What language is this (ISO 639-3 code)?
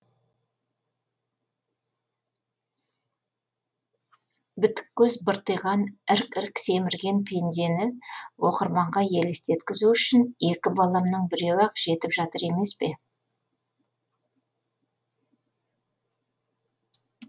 kaz